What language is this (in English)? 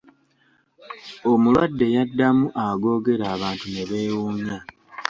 Ganda